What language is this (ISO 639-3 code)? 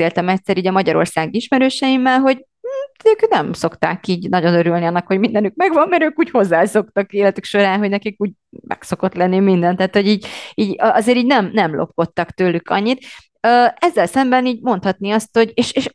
hun